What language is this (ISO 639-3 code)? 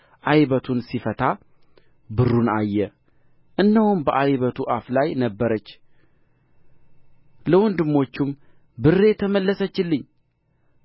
amh